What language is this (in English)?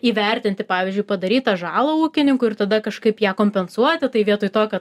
Lithuanian